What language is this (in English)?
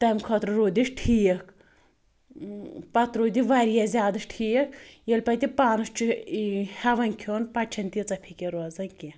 Kashmiri